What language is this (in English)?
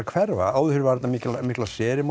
Icelandic